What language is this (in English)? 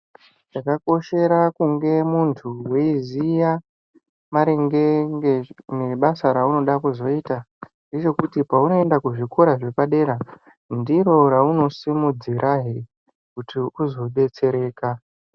Ndau